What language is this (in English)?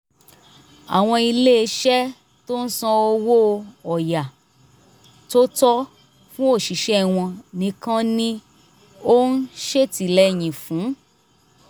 Yoruba